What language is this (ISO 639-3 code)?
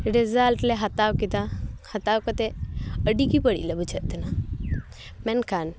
sat